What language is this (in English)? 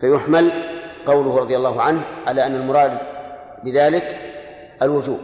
Arabic